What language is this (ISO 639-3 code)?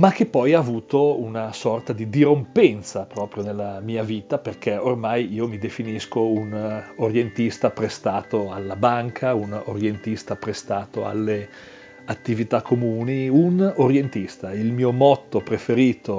ita